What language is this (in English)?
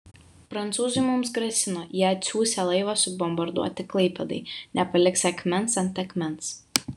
Lithuanian